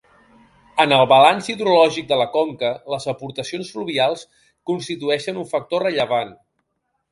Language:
Catalan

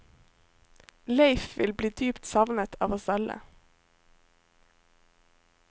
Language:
Norwegian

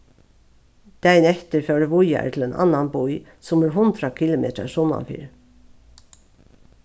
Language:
Faroese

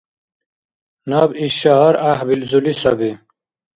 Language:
Dargwa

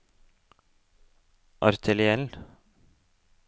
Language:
Norwegian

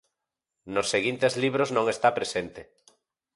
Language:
Galician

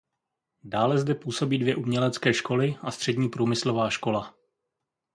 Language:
Czech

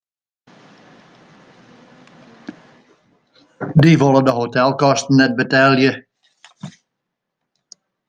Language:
Western Frisian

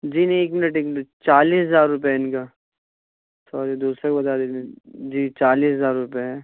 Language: Urdu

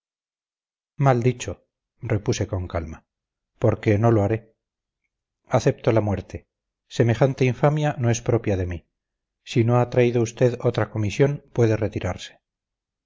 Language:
Spanish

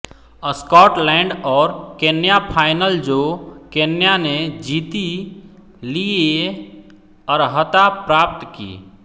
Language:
Hindi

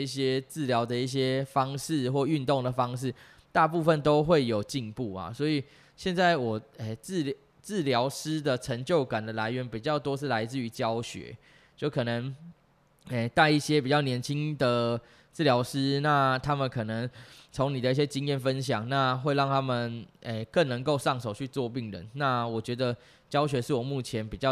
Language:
Chinese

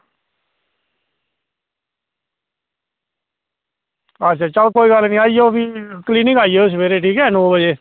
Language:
Dogri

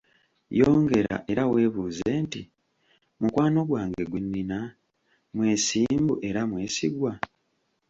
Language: Ganda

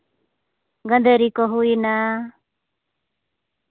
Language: Santali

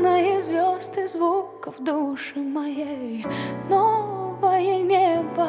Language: Ukrainian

